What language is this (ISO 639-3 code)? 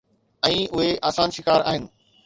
snd